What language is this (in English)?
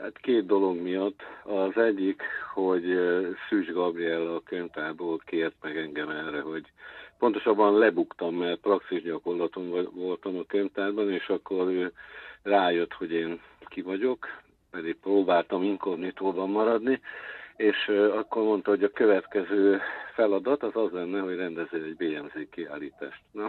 Hungarian